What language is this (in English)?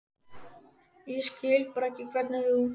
Icelandic